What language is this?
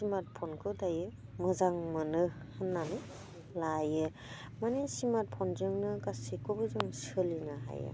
Bodo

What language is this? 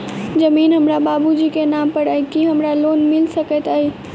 Maithili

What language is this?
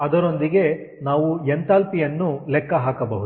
Kannada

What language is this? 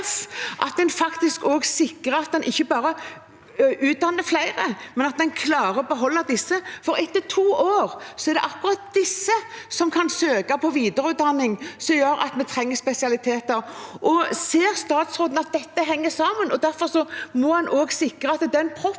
Norwegian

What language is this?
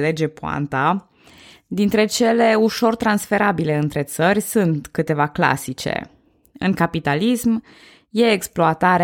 Romanian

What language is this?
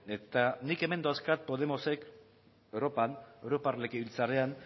Basque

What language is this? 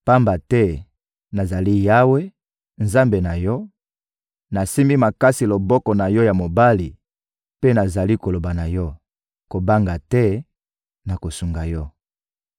Lingala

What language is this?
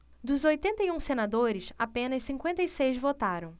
Portuguese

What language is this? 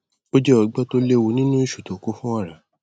Yoruba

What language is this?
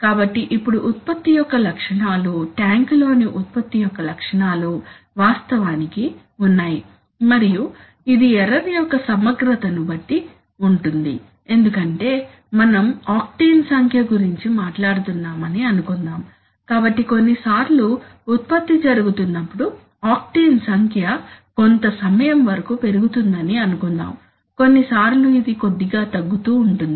Telugu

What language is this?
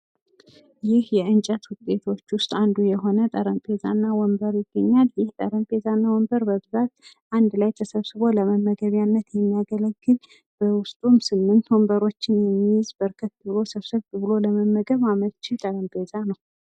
Amharic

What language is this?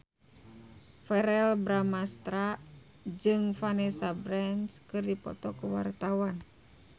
Sundanese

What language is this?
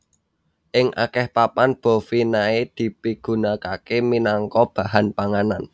Javanese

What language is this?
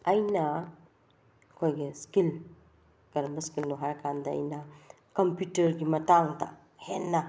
Manipuri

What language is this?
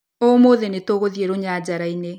Kikuyu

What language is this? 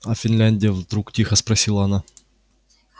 Russian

